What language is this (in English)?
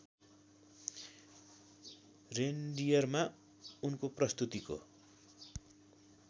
Nepali